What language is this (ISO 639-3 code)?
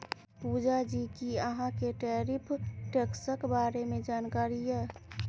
mai